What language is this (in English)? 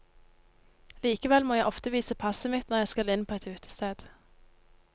Norwegian